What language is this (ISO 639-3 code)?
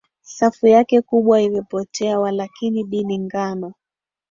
swa